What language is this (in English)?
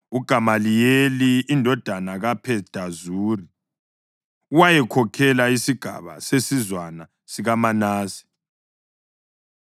North Ndebele